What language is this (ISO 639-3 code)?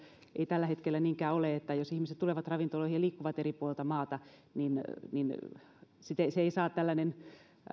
fin